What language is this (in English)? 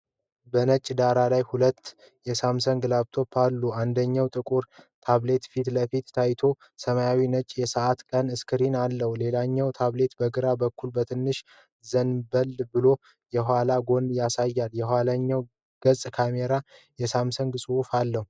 Amharic